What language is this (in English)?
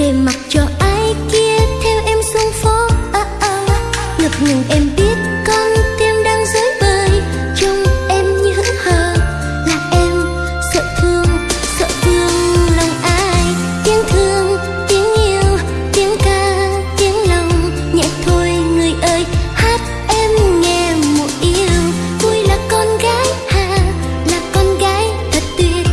Vietnamese